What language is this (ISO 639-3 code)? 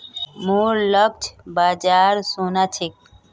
mag